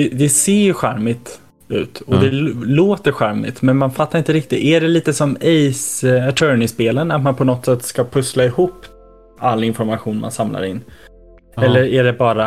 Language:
Swedish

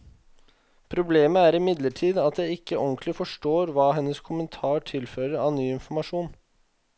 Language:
Norwegian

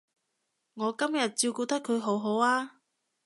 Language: Cantonese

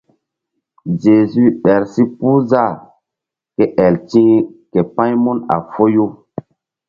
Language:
Mbum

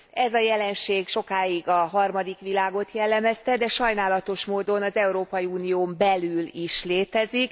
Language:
Hungarian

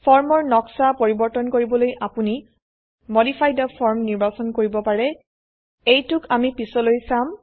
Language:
Assamese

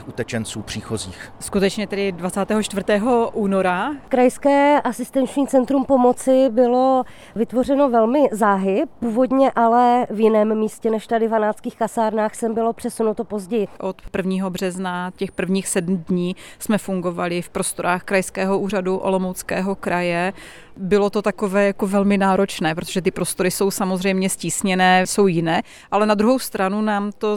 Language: Czech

